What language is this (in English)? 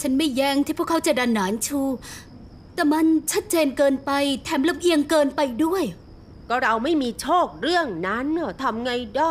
Thai